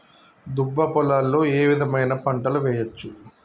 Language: Telugu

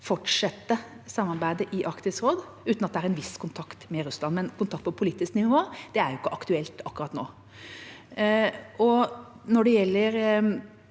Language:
Norwegian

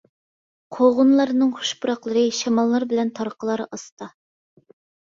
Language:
Uyghur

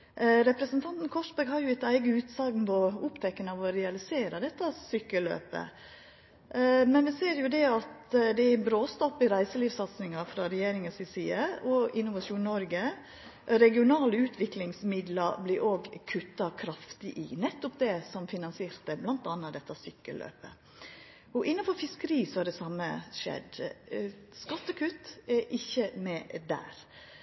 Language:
Norwegian Nynorsk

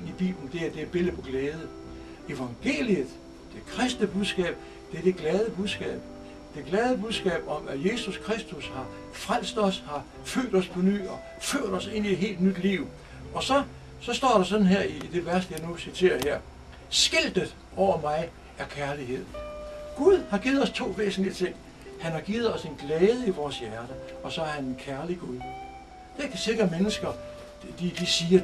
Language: Danish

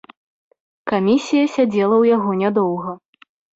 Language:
Belarusian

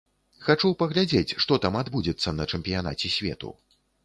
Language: Belarusian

